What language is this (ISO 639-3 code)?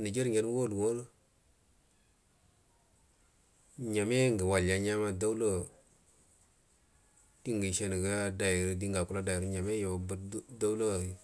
bdm